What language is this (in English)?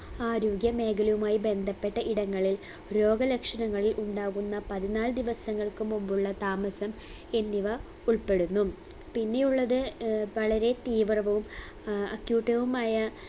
Malayalam